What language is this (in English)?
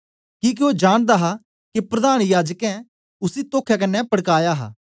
Dogri